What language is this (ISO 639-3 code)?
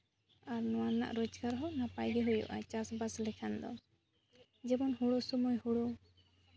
sat